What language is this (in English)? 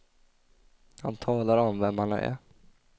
Swedish